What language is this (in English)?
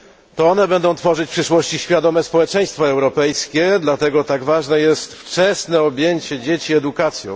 Polish